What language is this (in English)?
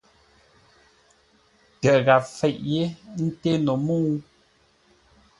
Ngombale